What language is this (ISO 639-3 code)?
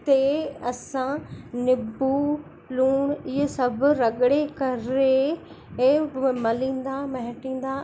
snd